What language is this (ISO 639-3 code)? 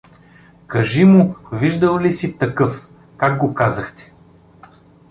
bul